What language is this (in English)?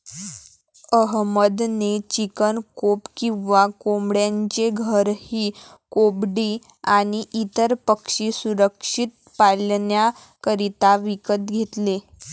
Marathi